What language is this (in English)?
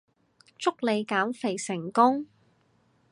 Cantonese